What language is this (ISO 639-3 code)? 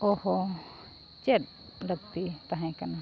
sat